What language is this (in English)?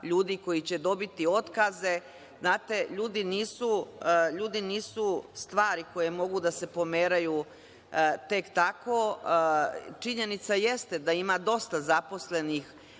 Serbian